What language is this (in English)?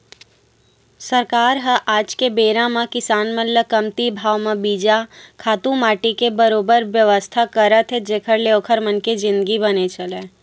Chhattisgarhi